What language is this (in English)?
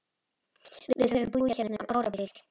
Icelandic